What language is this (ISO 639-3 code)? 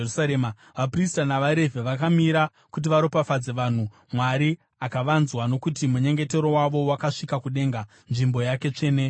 sna